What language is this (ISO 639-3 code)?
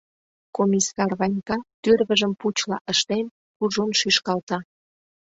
chm